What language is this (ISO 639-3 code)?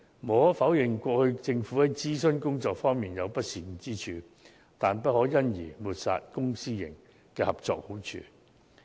yue